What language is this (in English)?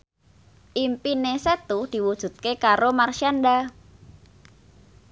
Javanese